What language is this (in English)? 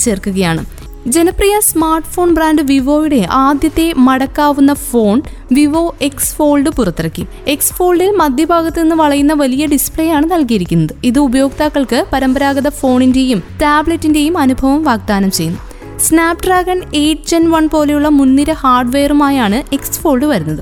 Malayalam